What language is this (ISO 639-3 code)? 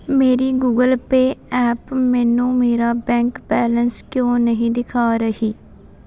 pan